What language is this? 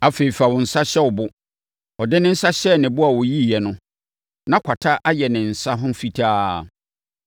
Akan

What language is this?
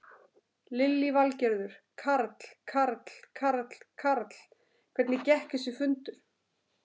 Icelandic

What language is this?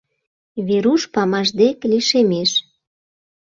Mari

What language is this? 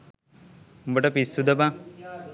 Sinhala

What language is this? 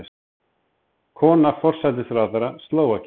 Icelandic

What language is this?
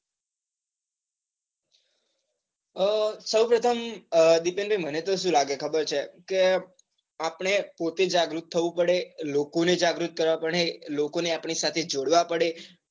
Gujarati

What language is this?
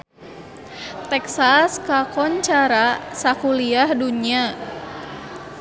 Sundanese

